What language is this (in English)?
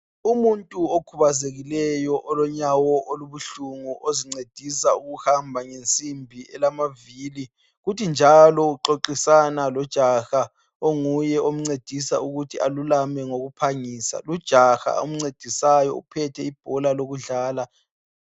North Ndebele